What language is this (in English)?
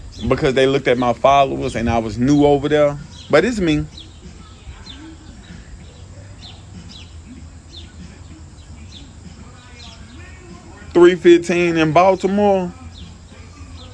English